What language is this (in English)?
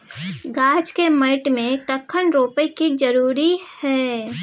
Maithili